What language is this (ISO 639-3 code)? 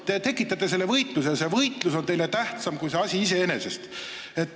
est